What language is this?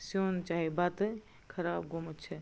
Kashmiri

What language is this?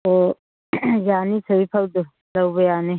Manipuri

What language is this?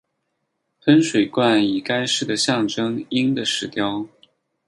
Chinese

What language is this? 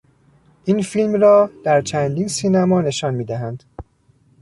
Persian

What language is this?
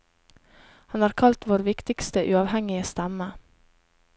Norwegian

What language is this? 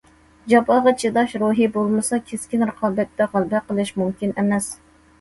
Uyghur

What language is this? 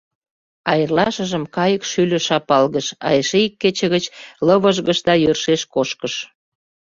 Mari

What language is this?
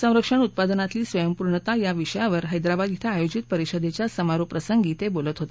Marathi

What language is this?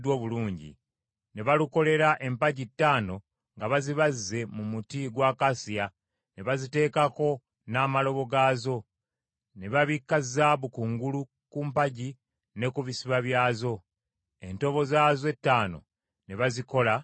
Ganda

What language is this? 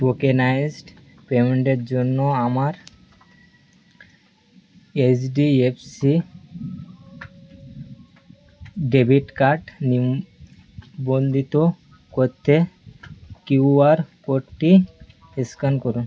Bangla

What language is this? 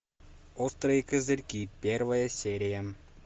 Russian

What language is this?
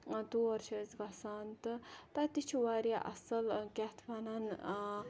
Kashmiri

